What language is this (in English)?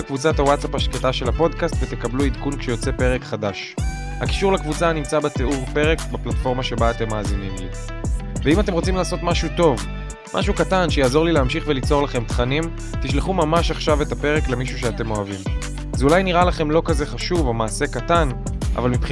Hebrew